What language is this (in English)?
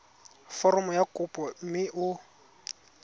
Tswana